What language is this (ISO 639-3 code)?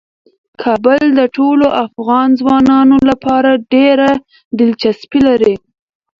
pus